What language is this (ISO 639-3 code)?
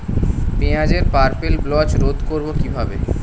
ben